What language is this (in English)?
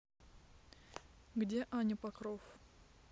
Russian